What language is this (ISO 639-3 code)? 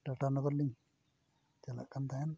sat